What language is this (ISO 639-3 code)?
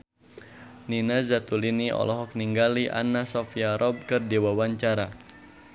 sun